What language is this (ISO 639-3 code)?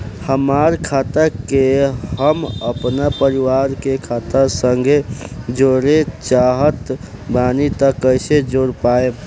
bho